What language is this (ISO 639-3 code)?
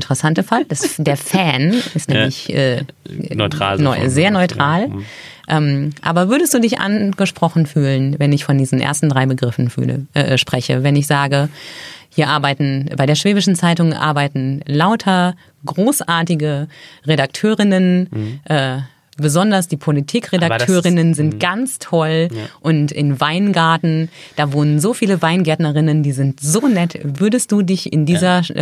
deu